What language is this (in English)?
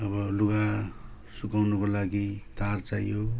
Nepali